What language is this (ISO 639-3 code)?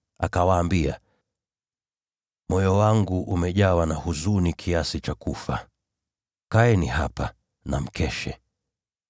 swa